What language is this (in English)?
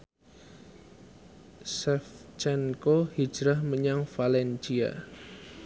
Javanese